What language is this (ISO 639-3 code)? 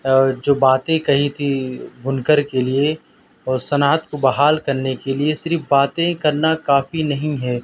urd